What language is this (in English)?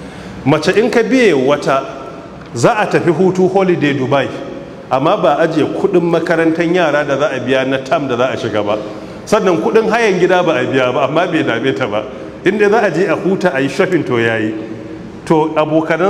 Arabic